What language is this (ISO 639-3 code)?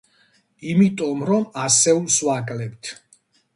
kat